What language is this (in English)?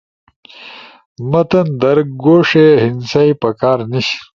Ushojo